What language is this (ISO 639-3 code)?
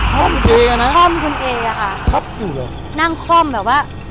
tha